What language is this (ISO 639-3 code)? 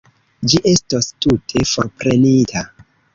epo